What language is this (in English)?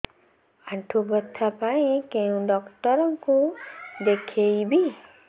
Odia